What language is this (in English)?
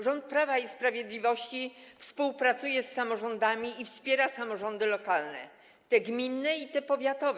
Polish